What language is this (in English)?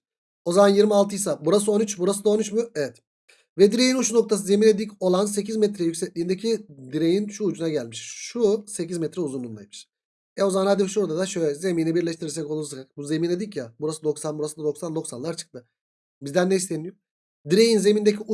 Turkish